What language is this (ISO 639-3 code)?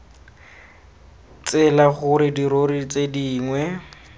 tsn